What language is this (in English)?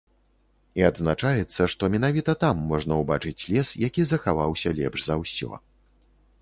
Belarusian